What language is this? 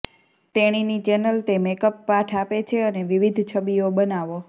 Gujarati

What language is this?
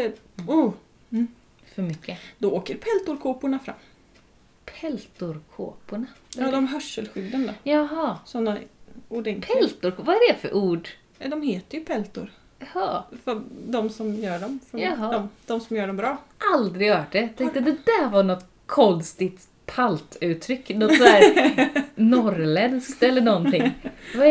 Swedish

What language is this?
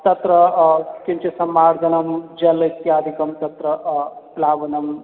Sanskrit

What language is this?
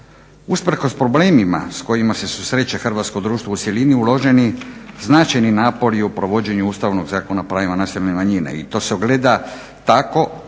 Croatian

